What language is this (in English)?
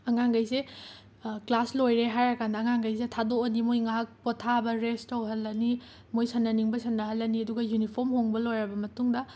Manipuri